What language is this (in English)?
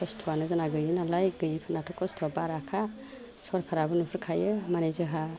Bodo